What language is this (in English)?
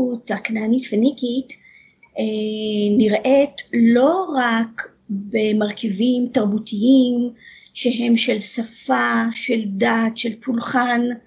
Hebrew